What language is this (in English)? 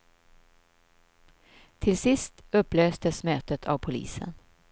Swedish